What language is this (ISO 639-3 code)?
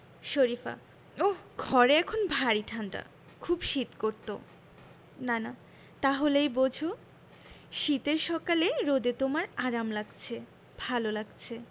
ben